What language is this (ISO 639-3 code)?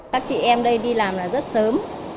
vie